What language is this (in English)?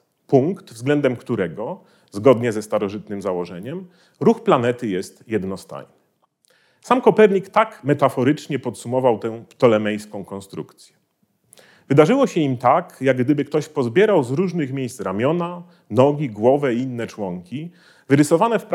Polish